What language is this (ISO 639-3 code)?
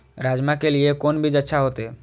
mai